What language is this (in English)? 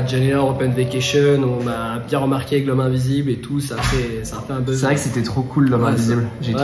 French